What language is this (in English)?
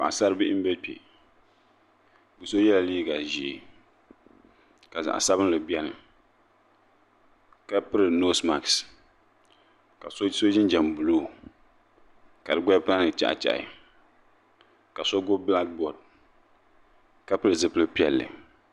Dagbani